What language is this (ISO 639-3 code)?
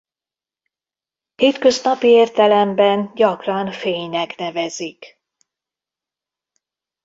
hun